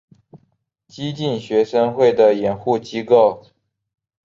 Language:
Chinese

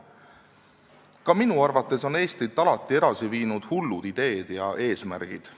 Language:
Estonian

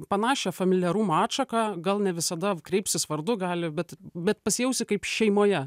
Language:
Lithuanian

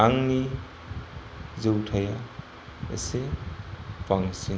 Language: Bodo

